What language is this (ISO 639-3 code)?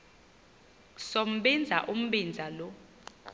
xho